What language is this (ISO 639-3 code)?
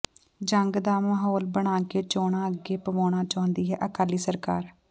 pan